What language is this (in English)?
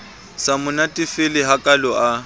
Southern Sotho